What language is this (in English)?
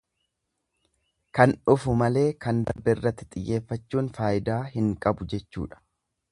Oromo